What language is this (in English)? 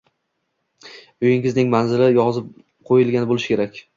Uzbek